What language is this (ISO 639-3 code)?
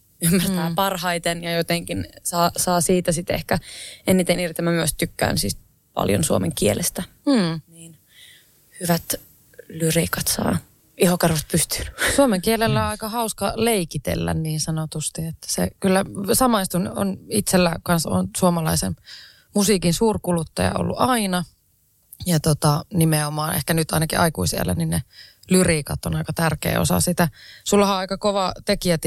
fin